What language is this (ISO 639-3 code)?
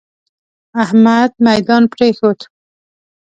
pus